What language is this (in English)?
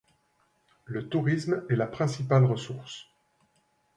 French